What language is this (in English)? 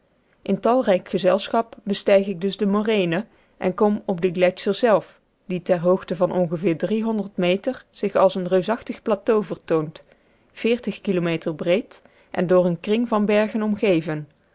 Dutch